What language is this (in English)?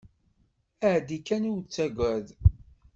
Kabyle